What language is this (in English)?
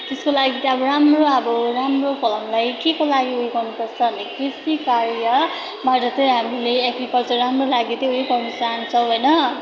Nepali